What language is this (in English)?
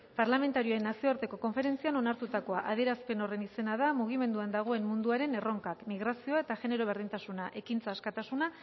Basque